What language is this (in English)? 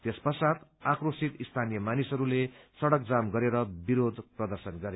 Nepali